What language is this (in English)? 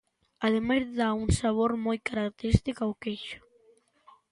Galician